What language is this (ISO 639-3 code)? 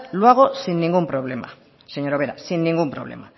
spa